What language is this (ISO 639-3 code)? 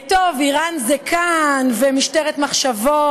heb